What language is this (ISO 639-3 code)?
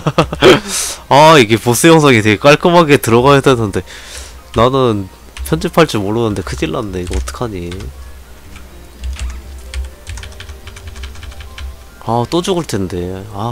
kor